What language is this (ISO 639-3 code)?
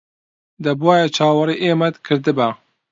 ckb